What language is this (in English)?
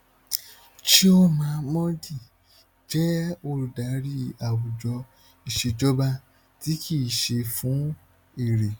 Yoruba